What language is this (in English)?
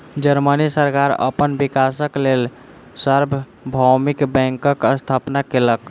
Maithili